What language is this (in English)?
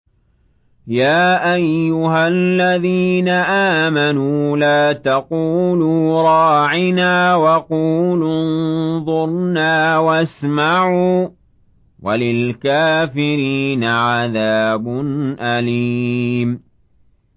Arabic